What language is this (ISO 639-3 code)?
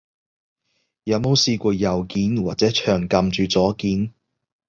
yue